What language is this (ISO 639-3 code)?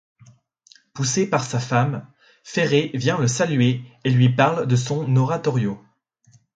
fra